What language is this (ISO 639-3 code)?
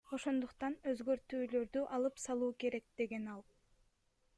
kir